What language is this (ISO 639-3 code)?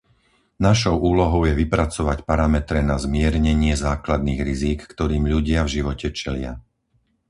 slk